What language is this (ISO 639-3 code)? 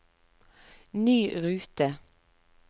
nor